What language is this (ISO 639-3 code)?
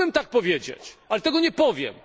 pol